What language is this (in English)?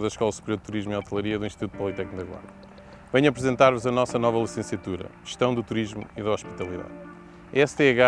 Portuguese